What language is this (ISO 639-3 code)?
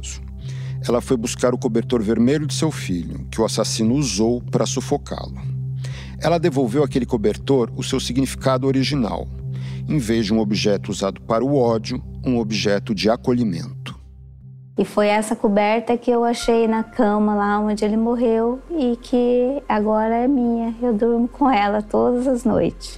por